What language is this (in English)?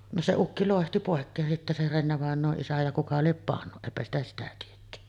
Finnish